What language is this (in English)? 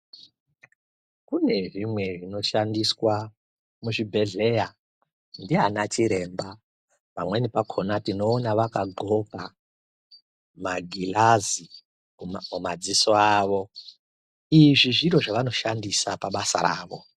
Ndau